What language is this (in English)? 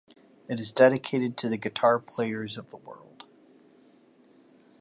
English